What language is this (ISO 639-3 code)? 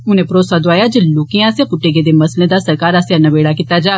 doi